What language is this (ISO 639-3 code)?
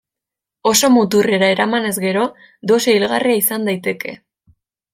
eus